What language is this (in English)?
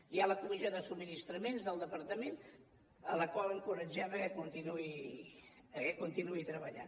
Catalan